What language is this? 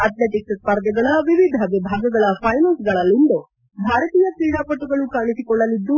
Kannada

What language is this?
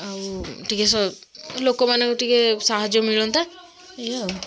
Odia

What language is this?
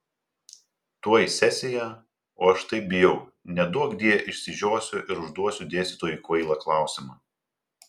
Lithuanian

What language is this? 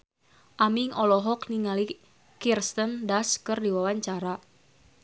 Sundanese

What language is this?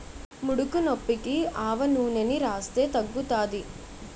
Telugu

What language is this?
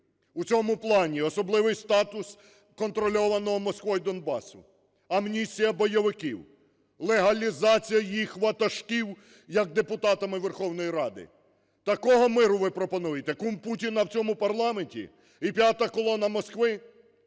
Ukrainian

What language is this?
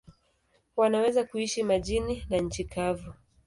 Swahili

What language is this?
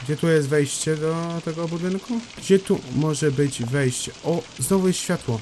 Polish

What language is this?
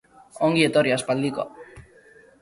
Basque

